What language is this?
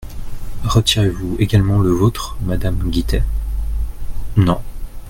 French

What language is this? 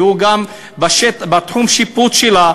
Hebrew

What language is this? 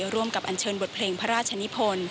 Thai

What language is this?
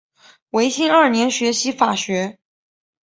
Chinese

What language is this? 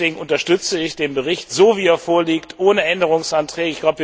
German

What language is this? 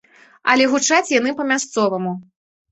Belarusian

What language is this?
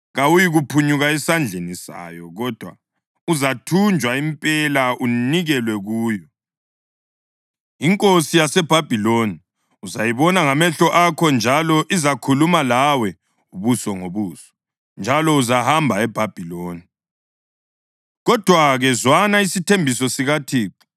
North Ndebele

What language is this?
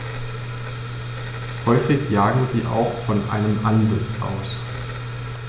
German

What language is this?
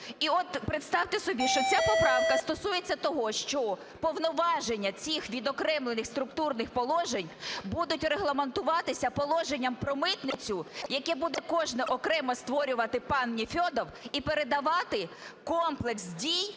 Ukrainian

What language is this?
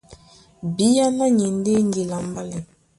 Duala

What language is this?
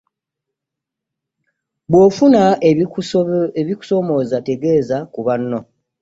Ganda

